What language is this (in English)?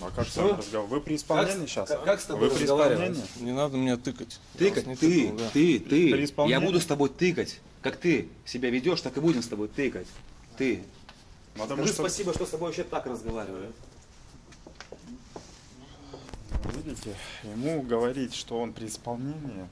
Russian